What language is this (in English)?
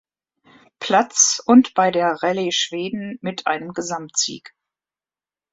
German